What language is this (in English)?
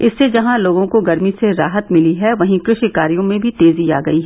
Hindi